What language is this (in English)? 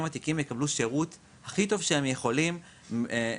Hebrew